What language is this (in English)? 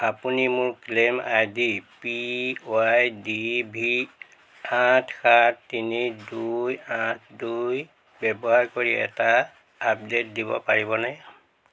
Assamese